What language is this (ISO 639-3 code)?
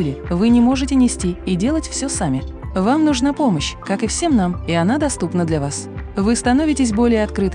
rus